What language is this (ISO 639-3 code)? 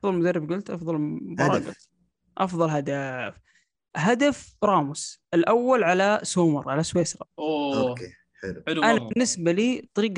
ara